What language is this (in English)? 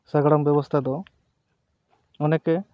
Santali